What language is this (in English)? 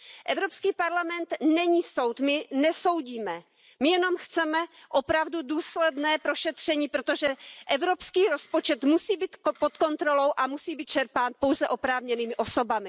Czech